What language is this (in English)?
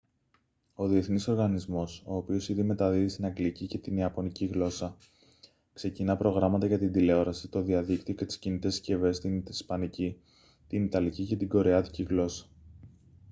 Greek